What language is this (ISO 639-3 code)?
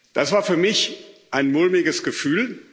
deu